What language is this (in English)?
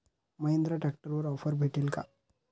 Marathi